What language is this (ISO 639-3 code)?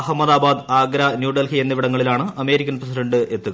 mal